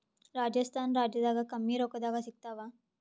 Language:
Kannada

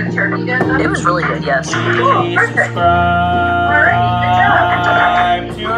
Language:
English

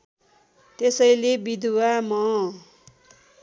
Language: Nepali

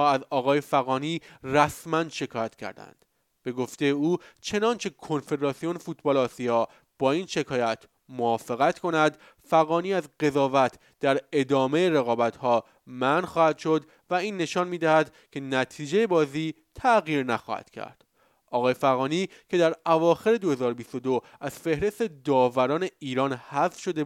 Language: Persian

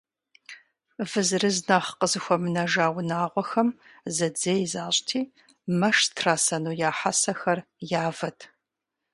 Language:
Kabardian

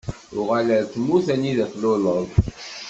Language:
Kabyle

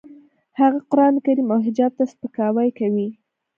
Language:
Pashto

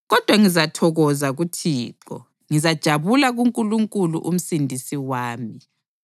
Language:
North Ndebele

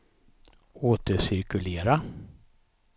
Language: Swedish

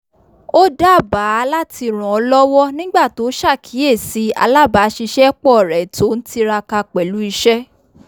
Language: Yoruba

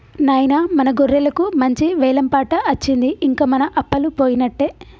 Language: Telugu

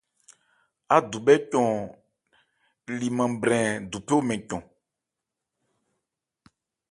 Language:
Ebrié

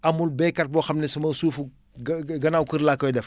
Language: Wolof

